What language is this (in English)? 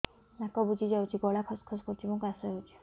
Odia